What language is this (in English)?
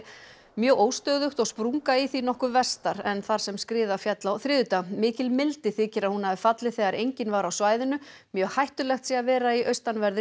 Icelandic